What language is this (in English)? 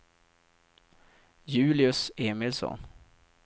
Swedish